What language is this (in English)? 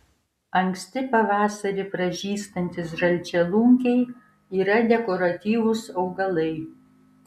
Lithuanian